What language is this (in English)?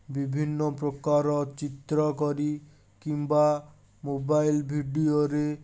Odia